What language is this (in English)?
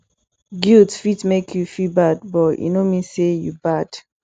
Nigerian Pidgin